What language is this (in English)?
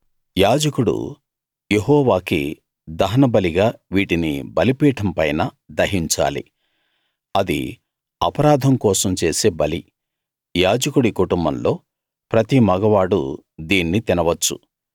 Telugu